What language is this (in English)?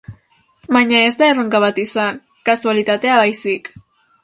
Basque